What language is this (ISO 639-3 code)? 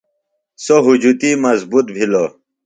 phl